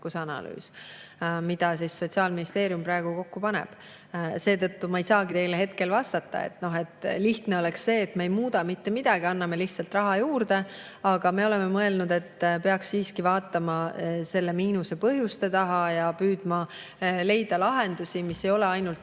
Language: Estonian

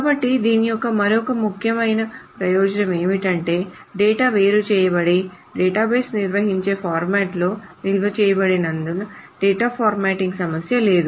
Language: Telugu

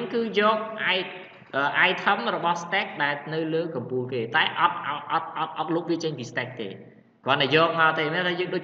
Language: Vietnamese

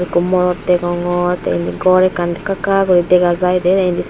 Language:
Chakma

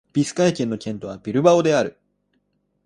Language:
Japanese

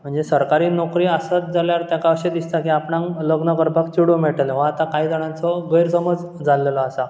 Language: Konkani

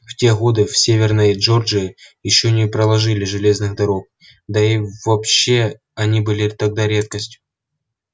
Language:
Russian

